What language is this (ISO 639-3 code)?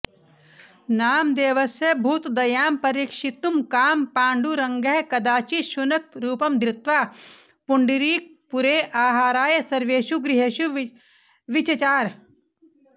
san